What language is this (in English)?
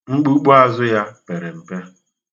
Igbo